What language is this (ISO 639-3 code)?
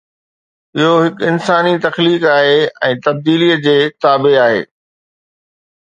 snd